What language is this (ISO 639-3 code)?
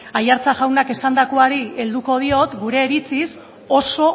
eus